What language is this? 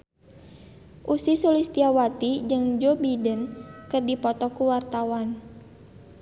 Sundanese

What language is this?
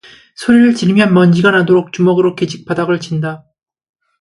Korean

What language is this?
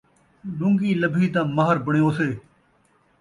Saraiki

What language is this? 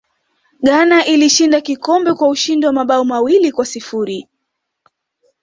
Swahili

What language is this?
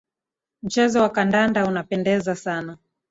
Swahili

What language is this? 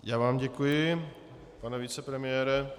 Czech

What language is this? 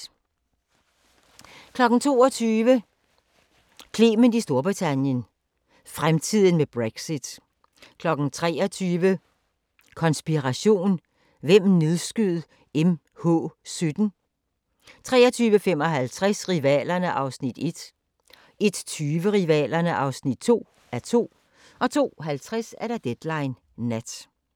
Danish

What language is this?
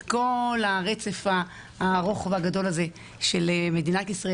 Hebrew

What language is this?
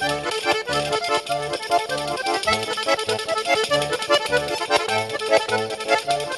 Thai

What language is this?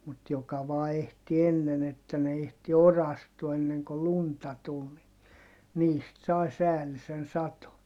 Finnish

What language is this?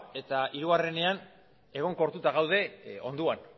Basque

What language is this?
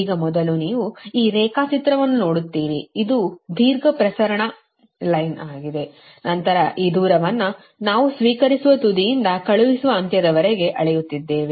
Kannada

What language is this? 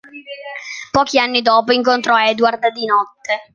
Italian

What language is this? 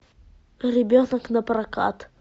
Russian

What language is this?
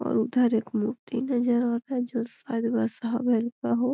Magahi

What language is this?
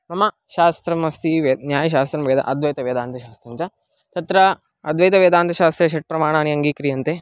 Sanskrit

